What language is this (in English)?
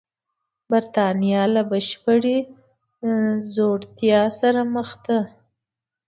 Pashto